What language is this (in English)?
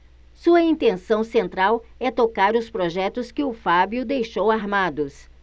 Portuguese